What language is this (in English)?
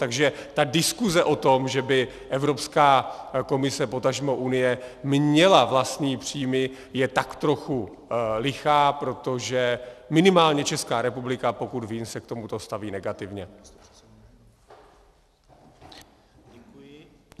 Czech